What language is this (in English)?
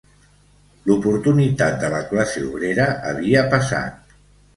Catalan